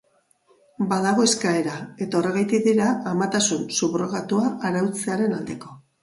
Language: Basque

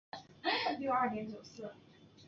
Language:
Chinese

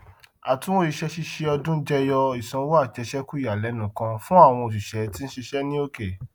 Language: Yoruba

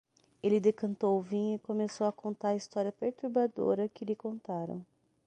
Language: Portuguese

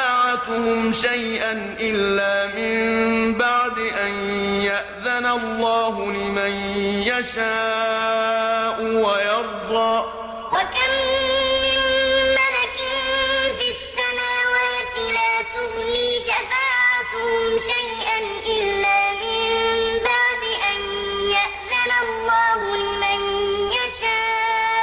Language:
Arabic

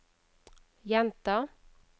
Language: Norwegian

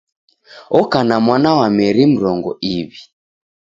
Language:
Taita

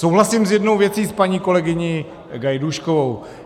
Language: Czech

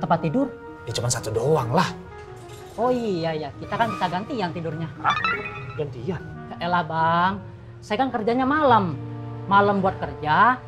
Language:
Indonesian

